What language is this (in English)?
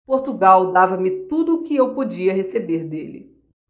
Portuguese